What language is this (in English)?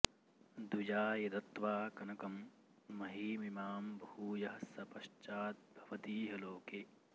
Sanskrit